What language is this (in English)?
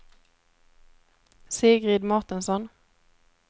Swedish